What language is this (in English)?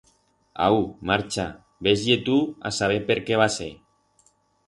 Aragonese